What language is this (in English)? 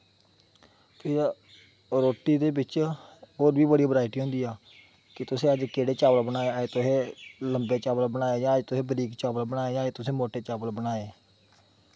Dogri